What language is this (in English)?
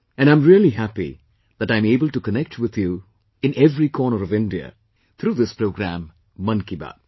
English